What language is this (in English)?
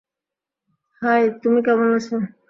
Bangla